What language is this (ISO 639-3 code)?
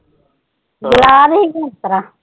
pan